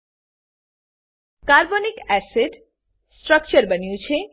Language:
Gujarati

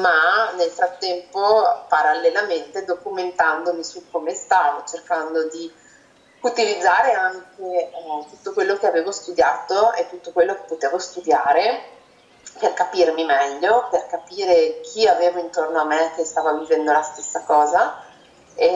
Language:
Italian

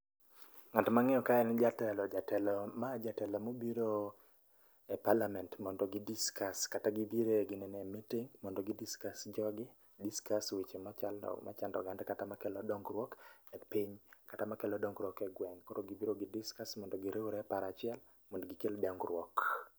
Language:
Luo (Kenya and Tanzania)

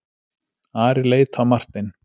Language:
Icelandic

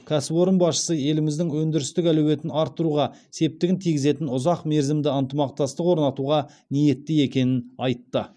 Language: Kazakh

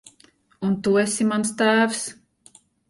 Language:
Latvian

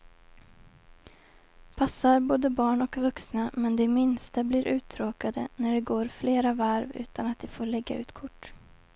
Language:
Swedish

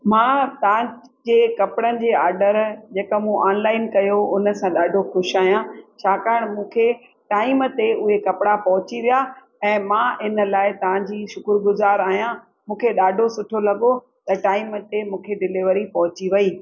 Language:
Sindhi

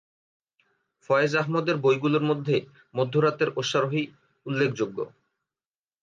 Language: Bangla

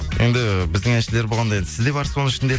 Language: Kazakh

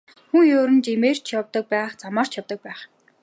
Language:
Mongolian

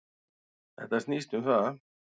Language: Icelandic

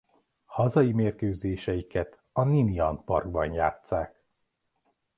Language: Hungarian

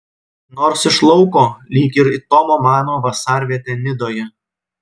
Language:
Lithuanian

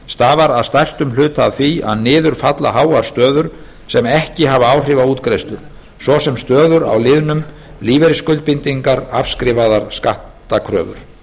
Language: Icelandic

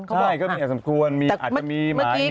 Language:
Thai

